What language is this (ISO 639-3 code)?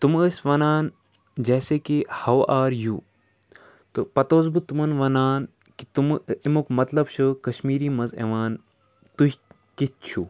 kas